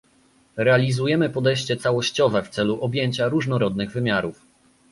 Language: Polish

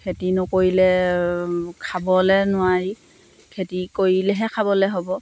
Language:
Assamese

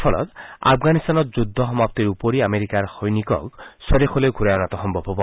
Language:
Assamese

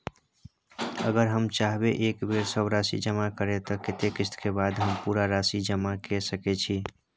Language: Maithili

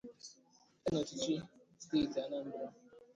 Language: Igbo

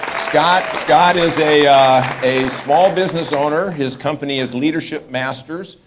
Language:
English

